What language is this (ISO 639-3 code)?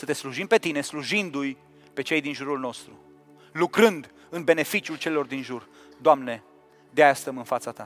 ron